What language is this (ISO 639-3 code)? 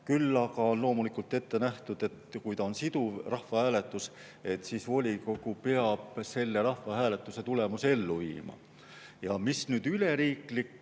est